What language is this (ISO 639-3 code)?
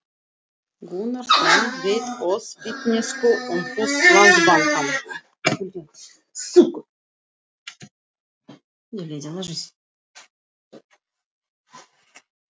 isl